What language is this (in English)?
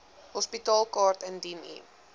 Afrikaans